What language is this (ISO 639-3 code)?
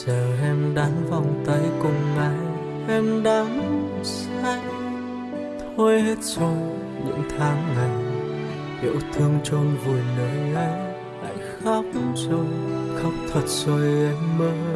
vie